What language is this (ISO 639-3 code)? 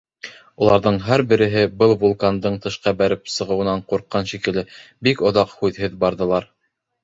bak